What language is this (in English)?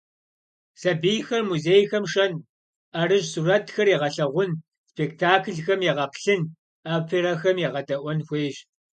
Kabardian